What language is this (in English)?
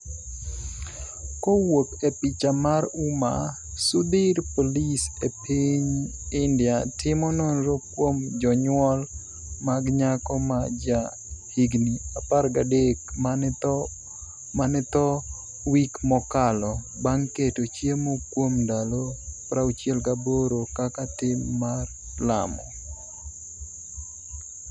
Luo (Kenya and Tanzania)